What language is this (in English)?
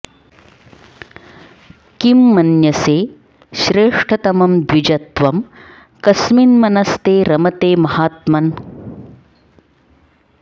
Sanskrit